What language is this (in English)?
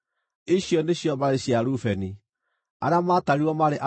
Kikuyu